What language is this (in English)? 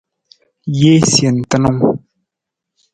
Nawdm